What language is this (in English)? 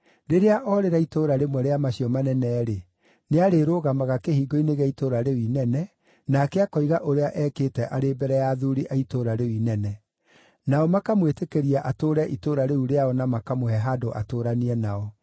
Kikuyu